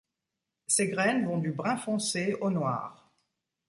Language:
French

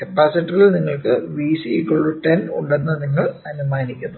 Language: Malayalam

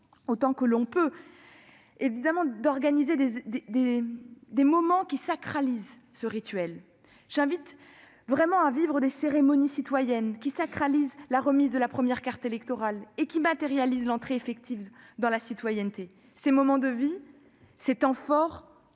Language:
French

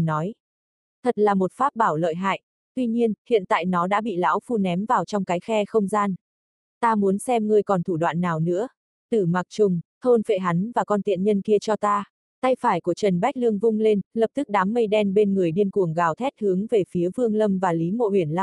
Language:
Vietnamese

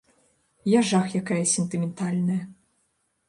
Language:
Belarusian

